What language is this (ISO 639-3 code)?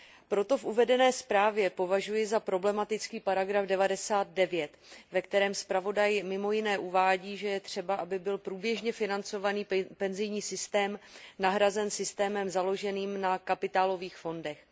ces